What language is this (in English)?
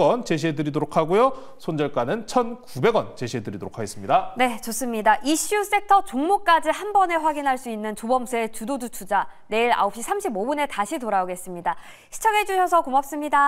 Korean